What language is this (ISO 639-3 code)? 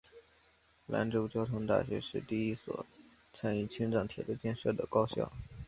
zho